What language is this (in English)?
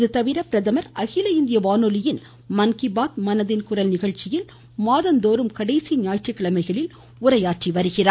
Tamil